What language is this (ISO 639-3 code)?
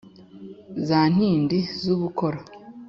kin